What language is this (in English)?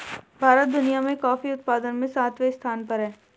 Hindi